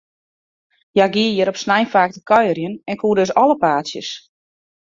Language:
Western Frisian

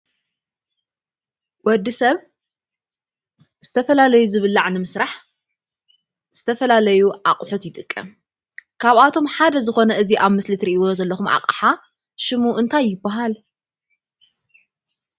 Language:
Tigrinya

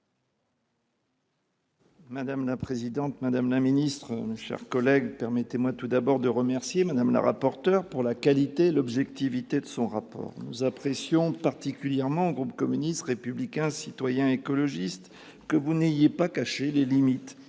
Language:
French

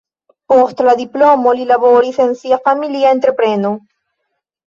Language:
Esperanto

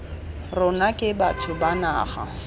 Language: Tswana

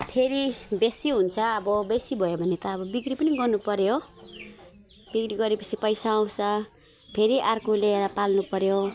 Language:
Nepali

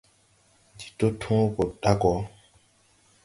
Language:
Tupuri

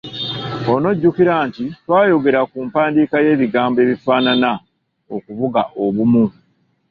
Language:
Ganda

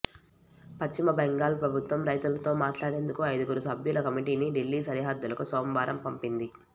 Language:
Telugu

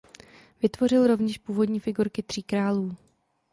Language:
Czech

